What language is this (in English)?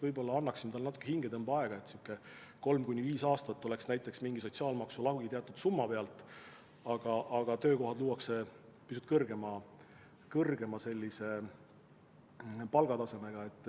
Estonian